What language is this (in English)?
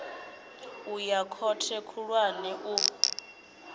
Venda